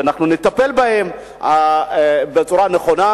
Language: Hebrew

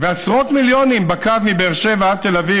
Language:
Hebrew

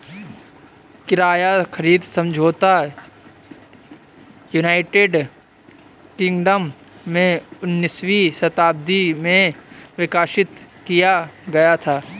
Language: Hindi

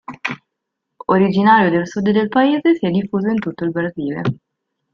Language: Italian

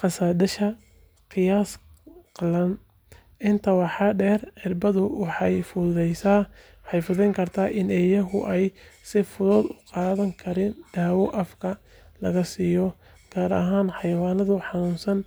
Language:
Somali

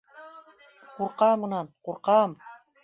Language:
Bashkir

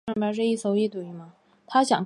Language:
Chinese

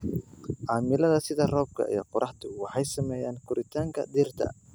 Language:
Somali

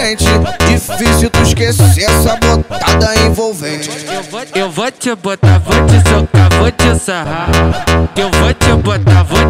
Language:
Portuguese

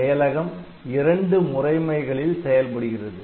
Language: Tamil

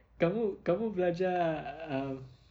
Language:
English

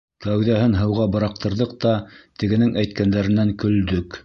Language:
Bashkir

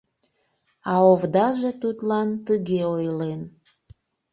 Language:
Mari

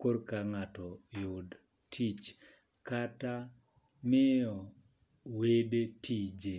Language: Luo (Kenya and Tanzania)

